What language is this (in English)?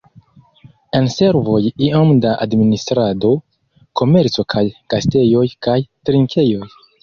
Esperanto